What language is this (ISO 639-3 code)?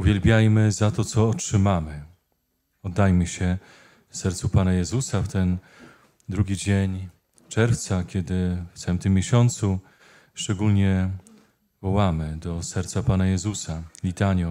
pol